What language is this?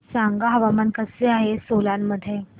Marathi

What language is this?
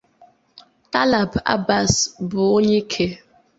Igbo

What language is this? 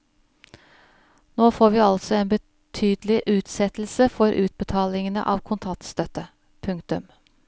Norwegian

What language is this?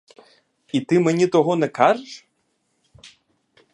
Ukrainian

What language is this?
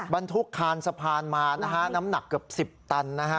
Thai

